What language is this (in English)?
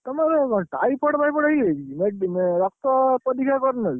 Odia